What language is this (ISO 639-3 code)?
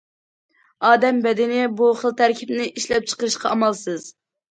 uig